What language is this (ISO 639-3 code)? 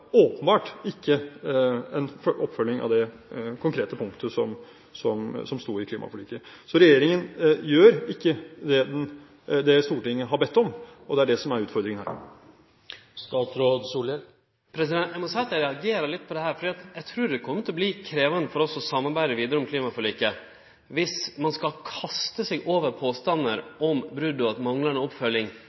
nor